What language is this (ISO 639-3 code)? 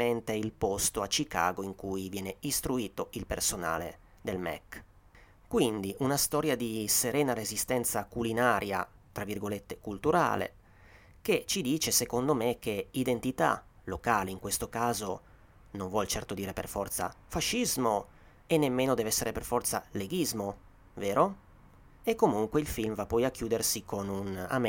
ita